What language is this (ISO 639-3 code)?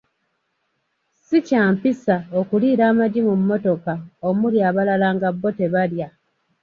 lug